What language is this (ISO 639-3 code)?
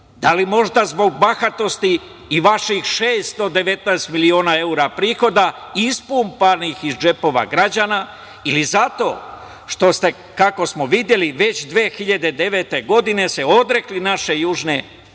srp